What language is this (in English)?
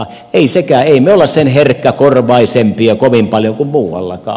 Finnish